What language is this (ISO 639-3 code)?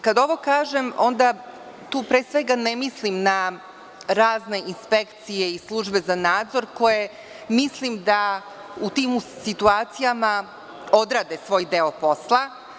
srp